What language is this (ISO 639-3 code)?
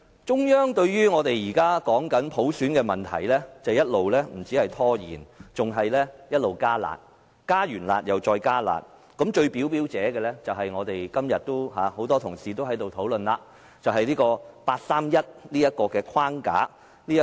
yue